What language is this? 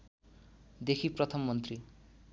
Nepali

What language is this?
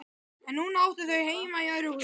Icelandic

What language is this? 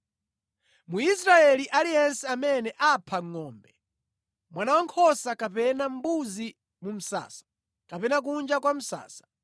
Nyanja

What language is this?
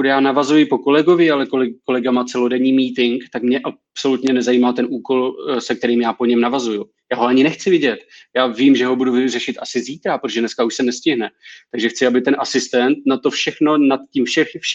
Czech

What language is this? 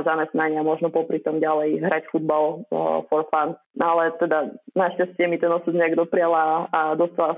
Slovak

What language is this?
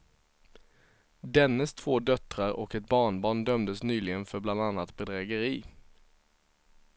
Swedish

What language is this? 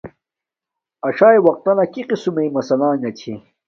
Domaaki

